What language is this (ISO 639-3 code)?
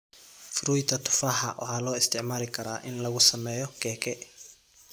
som